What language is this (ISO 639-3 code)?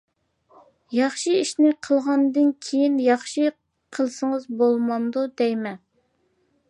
uig